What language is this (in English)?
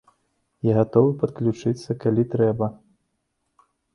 Belarusian